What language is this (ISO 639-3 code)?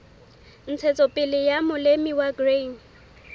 sot